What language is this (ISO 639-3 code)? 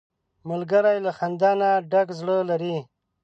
pus